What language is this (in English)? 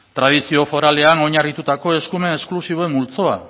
Basque